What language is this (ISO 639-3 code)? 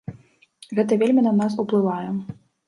bel